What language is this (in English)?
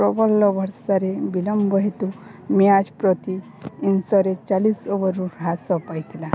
Odia